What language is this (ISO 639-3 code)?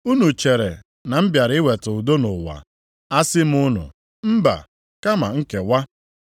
ibo